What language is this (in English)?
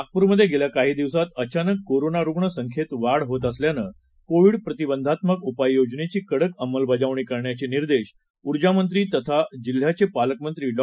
Marathi